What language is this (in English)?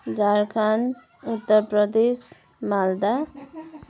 Nepali